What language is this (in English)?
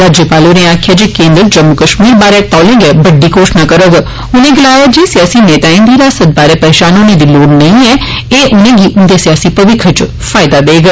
Dogri